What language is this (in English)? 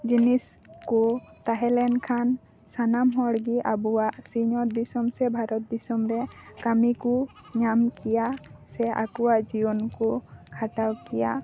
Santali